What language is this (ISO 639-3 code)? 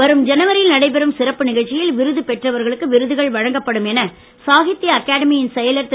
tam